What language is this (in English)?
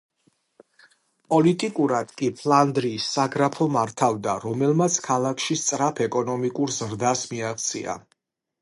Georgian